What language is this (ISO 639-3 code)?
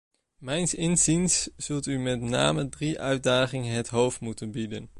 nld